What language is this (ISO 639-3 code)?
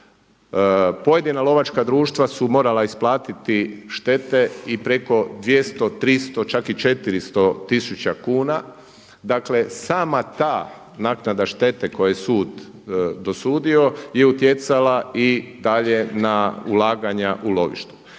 hrv